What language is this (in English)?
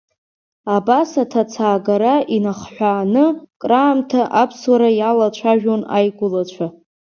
Abkhazian